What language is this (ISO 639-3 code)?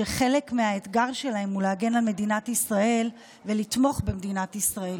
heb